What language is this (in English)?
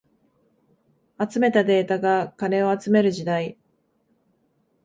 Japanese